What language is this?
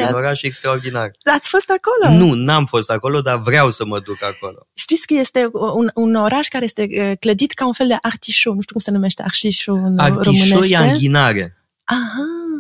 Romanian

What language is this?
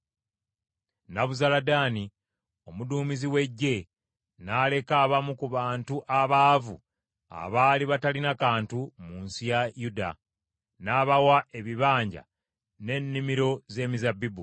Ganda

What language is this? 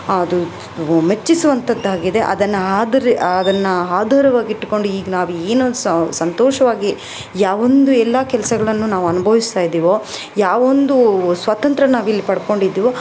Kannada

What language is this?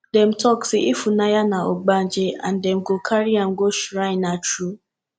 Nigerian Pidgin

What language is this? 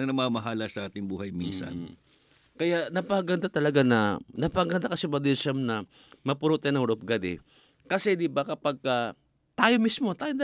Filipino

